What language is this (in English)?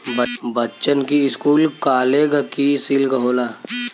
Bhojpuri